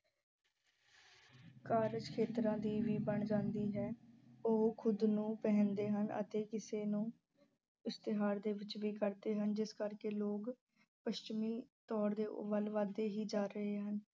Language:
Punjabi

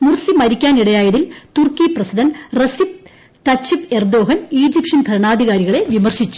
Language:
Malayalam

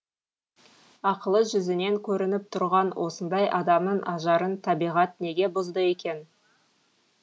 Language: Kazakh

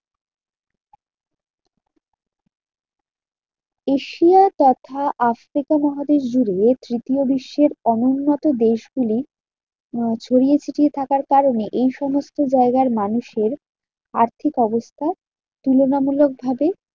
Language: Bangla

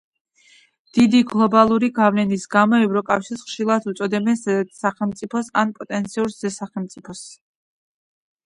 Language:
Georgian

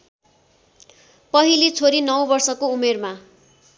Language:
Nepali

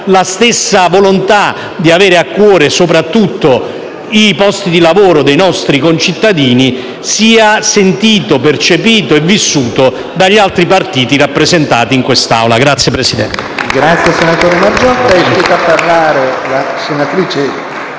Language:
Italian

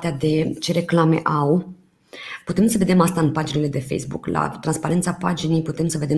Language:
Romanian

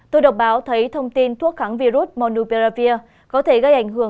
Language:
Vietnamese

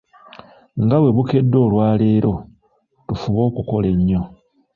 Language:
Ganda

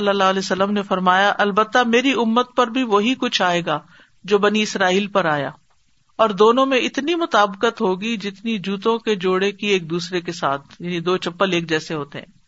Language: Urdu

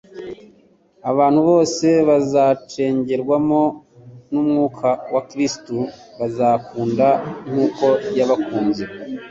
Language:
Kinyarwanda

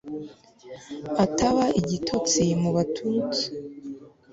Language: Kinyarwanda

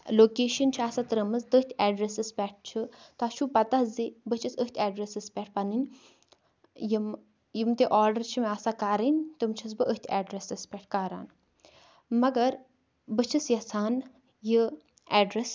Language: Kashmiri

